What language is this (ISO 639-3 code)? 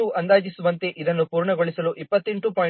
kan